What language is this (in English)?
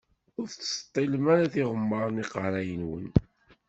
Kabyle